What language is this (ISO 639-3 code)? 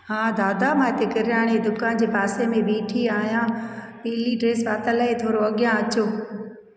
snd